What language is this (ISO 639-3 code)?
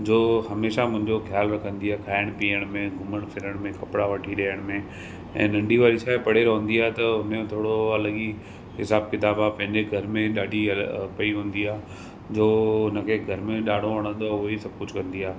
snd